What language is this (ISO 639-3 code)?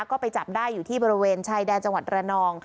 tha